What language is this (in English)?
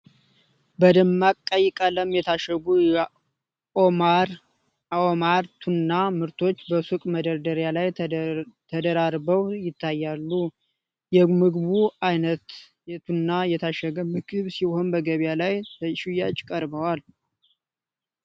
Amharic